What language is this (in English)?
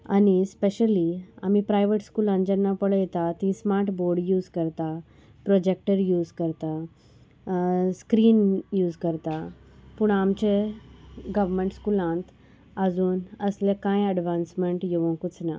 Konkani